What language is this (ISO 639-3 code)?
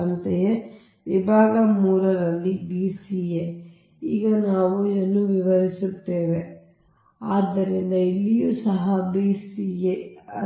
kan